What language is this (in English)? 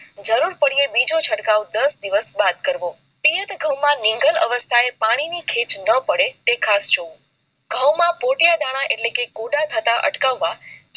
Gujarati